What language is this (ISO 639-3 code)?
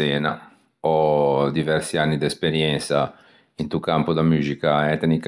lij